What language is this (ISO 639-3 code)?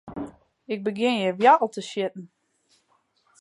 fry